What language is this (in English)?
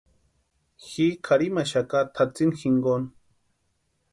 Western Highland Purepecha